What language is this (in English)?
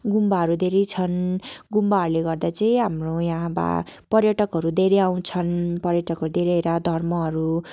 Nepali